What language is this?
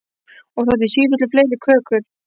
Icelandic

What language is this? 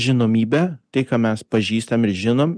Lithuanian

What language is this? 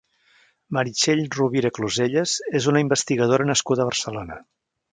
Catalan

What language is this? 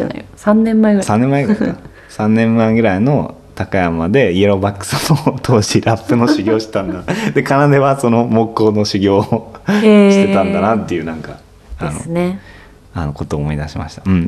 Japanese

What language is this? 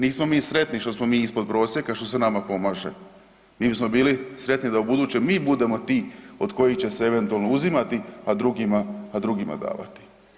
Croatian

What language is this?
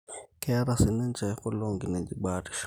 Masai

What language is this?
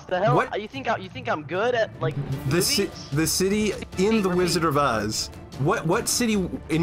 English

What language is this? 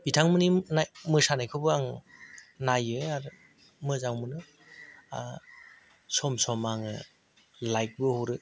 Bodo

